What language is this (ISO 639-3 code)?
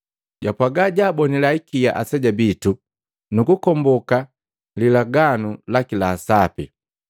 mgv